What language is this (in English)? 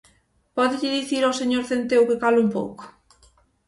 Galician